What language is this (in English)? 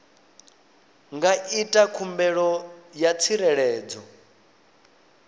Venda